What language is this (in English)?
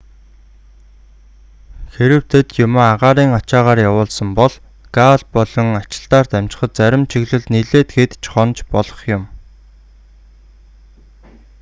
Mongolian